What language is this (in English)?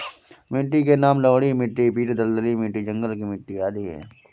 Hindi